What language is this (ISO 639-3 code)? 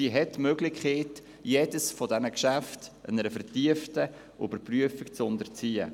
gsw